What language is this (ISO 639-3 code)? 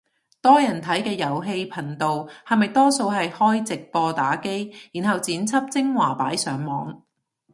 yue